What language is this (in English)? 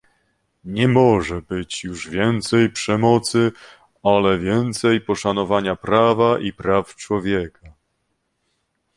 Polish